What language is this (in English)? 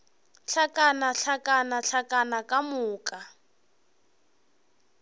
Northern Sotho